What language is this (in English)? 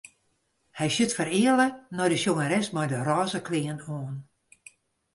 Western Frisian